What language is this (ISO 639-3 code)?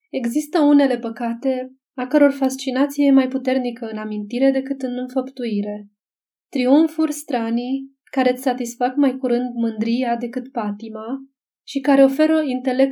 ron